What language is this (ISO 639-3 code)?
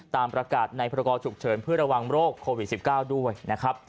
tha